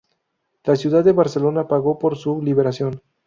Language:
Spanish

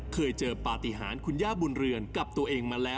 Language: Thai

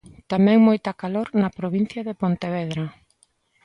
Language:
Galician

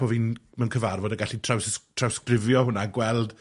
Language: Welsh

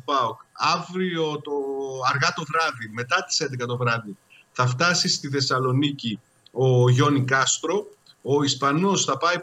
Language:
Greek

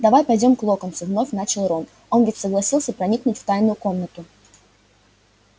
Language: Russian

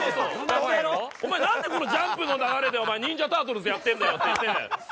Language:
Japanese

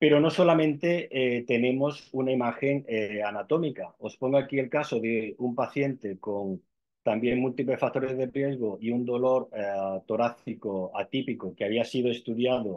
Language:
Spanish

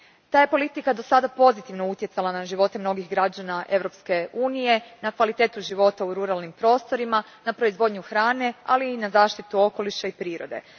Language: Croatian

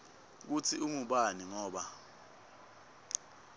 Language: Swati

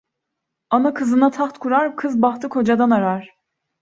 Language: Turkish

